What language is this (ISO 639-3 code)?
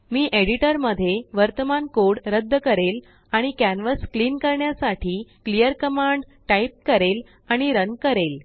mar